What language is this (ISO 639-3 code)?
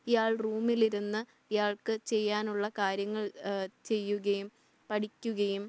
mal